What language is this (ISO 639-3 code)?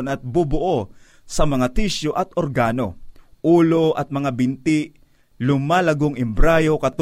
fil